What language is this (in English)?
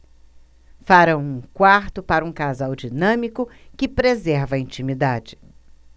Portuguese